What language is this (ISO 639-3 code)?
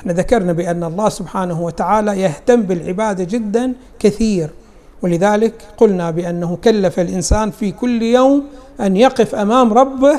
ara